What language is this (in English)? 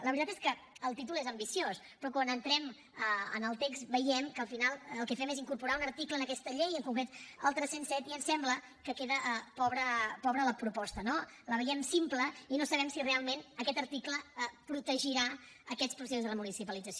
Catalan